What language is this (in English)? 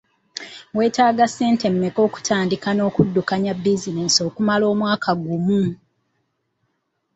Ganda